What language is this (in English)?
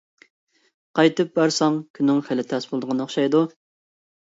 Uyghur